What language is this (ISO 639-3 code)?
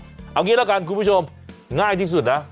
tha